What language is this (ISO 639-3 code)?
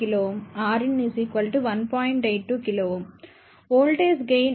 tel